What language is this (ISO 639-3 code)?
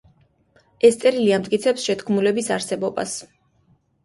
kat